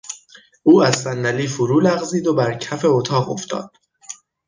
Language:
Persian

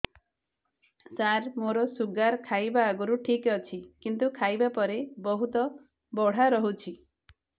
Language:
Odia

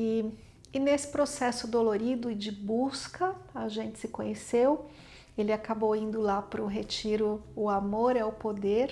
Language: Portuguese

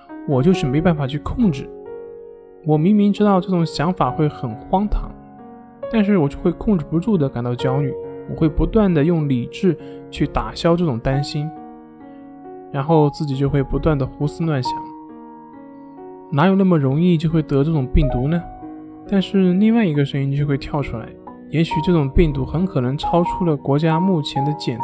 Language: Chinese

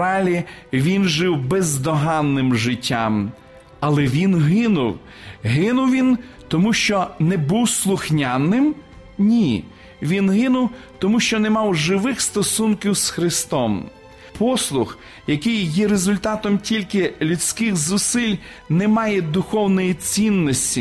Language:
Ukrainian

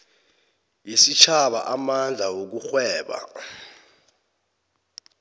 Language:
South Ndebele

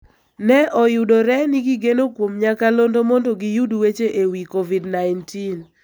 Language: Luo (Kenya and Tanzania)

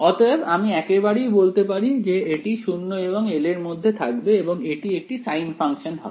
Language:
Bangla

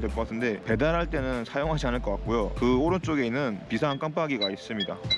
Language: Korean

